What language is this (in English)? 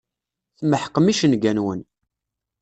Kabyle